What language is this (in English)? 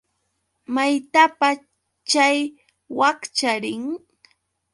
Yauyos Quechua